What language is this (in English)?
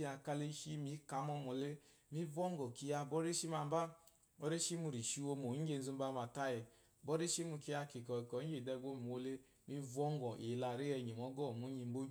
Eloyi